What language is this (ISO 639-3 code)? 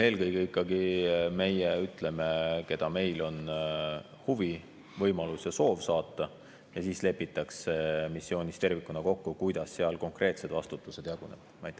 est